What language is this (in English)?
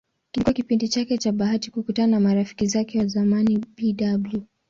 Swahili